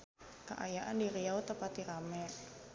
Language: Sundanese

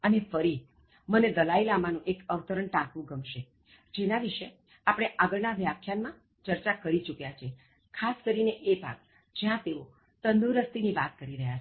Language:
Gujarati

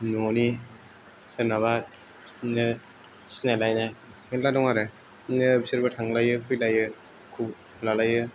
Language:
Bodo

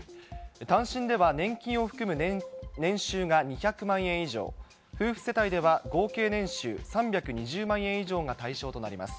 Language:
Japanese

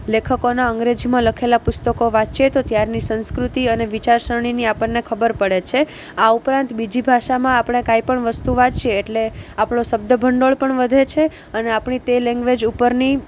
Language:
Gujarati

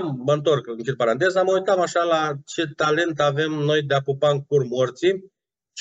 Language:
Romanian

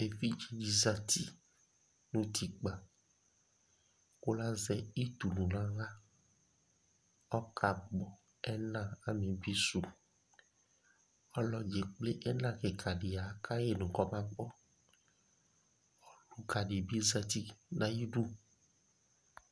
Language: Ikposo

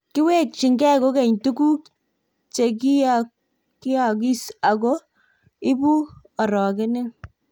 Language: Kalenjin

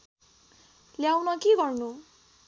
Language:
Nepali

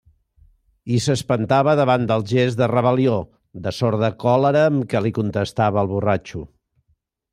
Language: Catalan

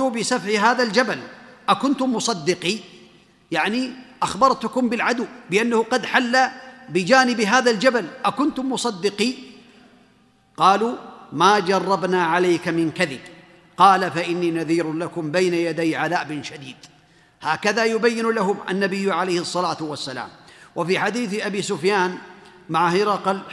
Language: Arabic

